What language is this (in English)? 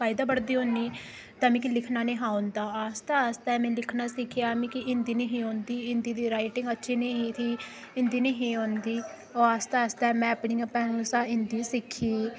Dogri